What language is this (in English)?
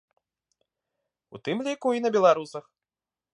Belarusian